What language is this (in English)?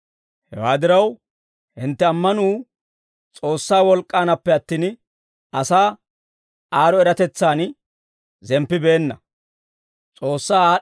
Dawro